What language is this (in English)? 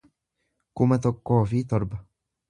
Oromo